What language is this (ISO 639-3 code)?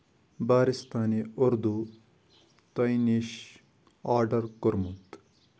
kas